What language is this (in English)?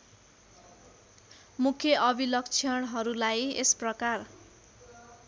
Nepali